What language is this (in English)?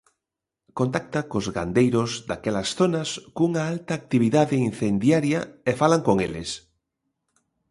Galician